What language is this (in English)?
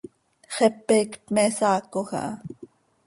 Seri